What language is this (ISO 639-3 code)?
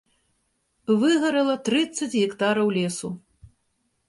bel